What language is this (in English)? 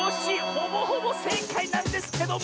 Japanese